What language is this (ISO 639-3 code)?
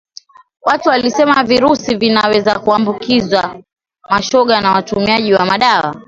swa